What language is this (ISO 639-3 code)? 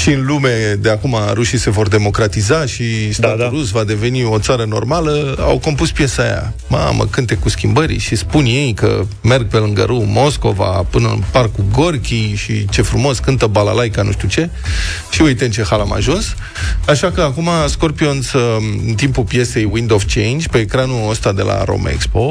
ron